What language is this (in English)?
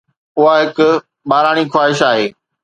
Sindhi